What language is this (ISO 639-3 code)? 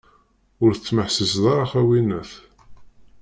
kab